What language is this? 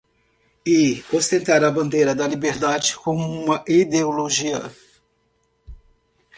Portuguese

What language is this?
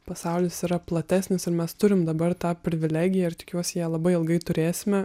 Lithuanian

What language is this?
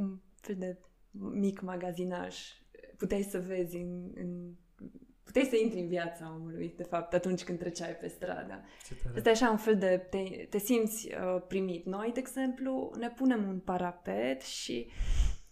Romanian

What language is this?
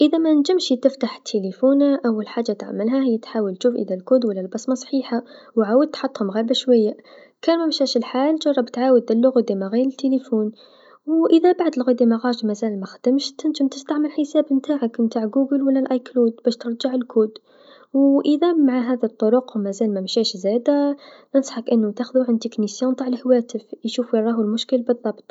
Tunisian Arabic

